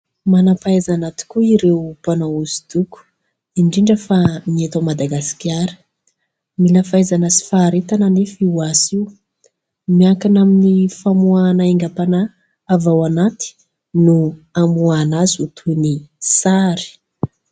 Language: Malagasy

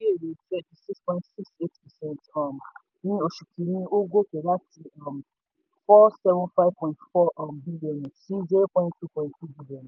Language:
Yoruba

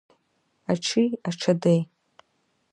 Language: Abkhazian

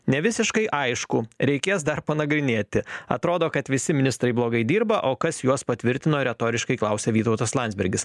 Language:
Lithuanian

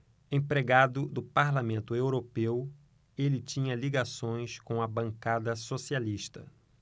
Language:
Portuguese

